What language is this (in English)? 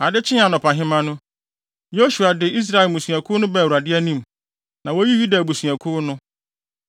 Akan